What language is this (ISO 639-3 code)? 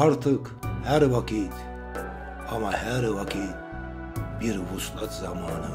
tur